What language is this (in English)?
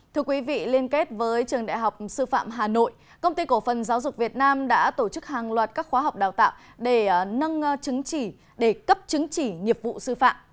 Vietnamese